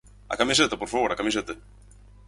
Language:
Galician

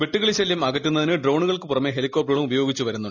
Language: Malayalam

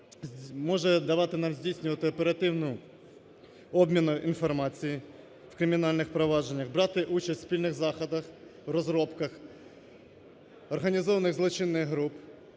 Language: Ukrainian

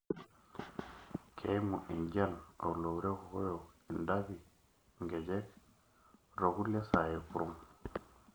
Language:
Masai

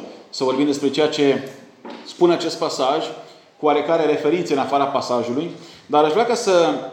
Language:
Romanian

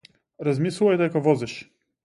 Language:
Macedonian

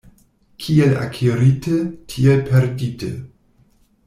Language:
Esperanto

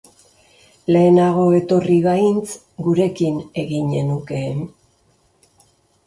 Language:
Basque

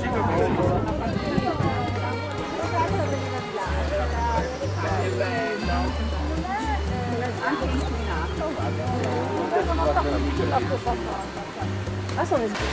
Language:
Italian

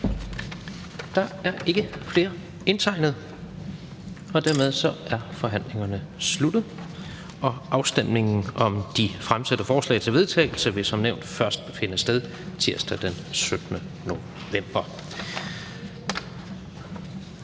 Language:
Danish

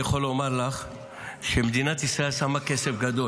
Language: Hebrew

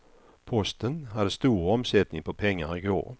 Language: Swedish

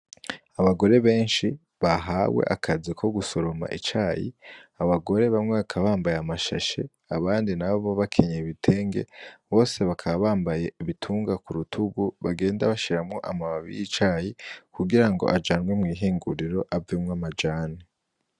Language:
Rundi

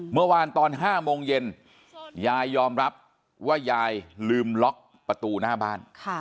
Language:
Thai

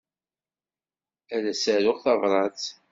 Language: Kabyle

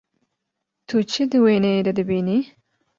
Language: Kurdish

